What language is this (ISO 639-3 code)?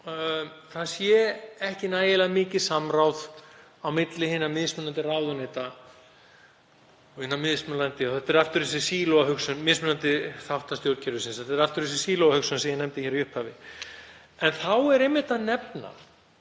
isl